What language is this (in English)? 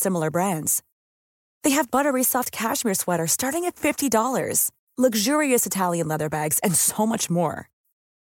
Filipino